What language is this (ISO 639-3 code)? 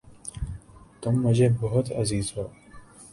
urd